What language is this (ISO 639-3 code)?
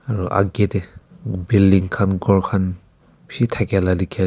nag